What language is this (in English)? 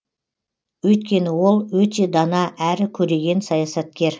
Kazakh